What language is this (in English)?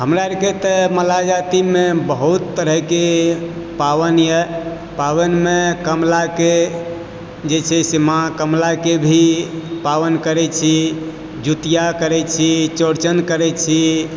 Maithili